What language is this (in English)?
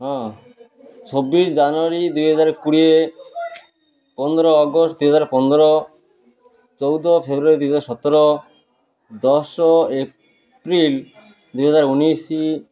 Odia